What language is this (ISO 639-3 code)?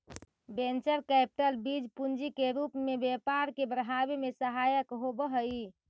mag